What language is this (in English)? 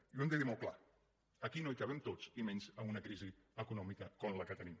Catalan